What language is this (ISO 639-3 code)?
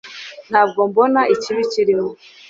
kin